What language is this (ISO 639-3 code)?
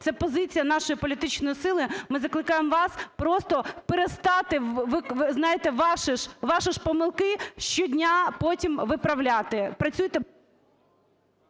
ukr